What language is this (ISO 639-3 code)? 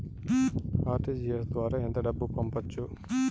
tel